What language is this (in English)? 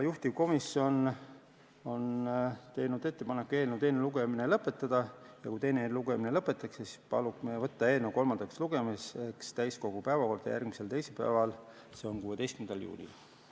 Estonian